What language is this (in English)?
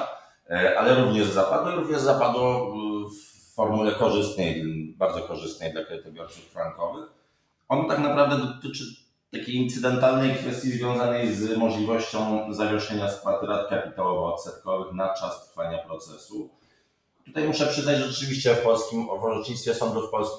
Polish